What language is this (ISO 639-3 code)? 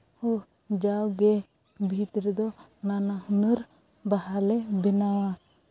sat